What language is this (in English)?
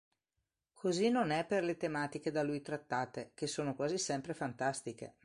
Italian